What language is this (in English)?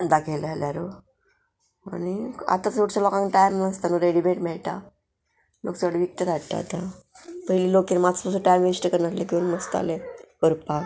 Konkani